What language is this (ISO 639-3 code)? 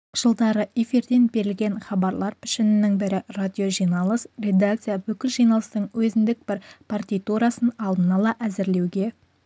kaz